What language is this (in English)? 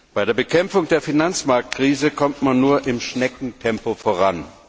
German